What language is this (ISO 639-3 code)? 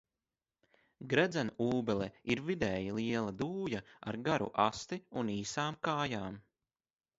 lav